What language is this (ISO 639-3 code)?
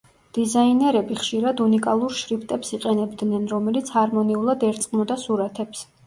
kat